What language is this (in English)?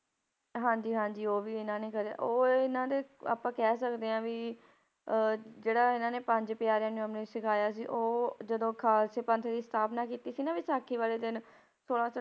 Punjabi